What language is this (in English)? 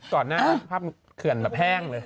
Thai